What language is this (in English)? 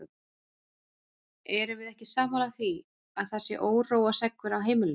Icelandic